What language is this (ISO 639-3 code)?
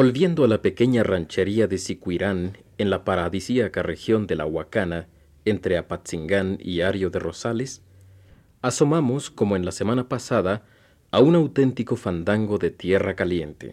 spa